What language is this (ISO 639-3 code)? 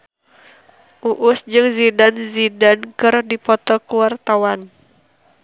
sun